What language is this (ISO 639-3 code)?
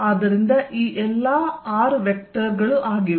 kan